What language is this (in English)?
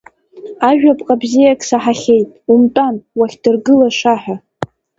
Abkhazian